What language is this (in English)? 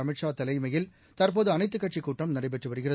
Tamil